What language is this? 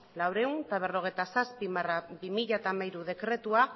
Basque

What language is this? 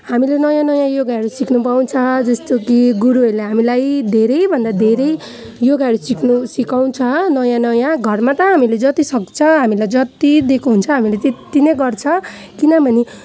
Nepali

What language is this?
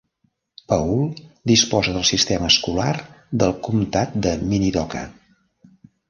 Catalan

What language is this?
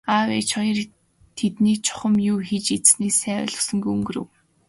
Mongolian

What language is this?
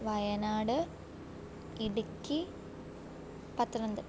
Malayalam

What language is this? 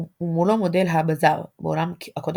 Hebrew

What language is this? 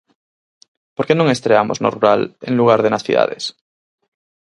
Galician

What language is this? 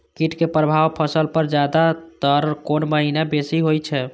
Maithili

